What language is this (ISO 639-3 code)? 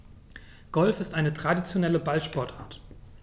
deu